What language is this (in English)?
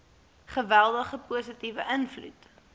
Afrikaans